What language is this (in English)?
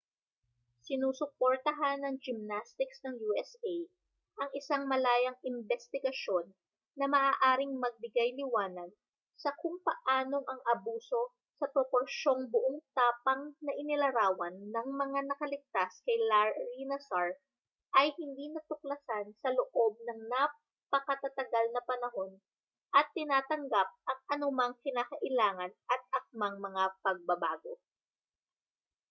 Filipino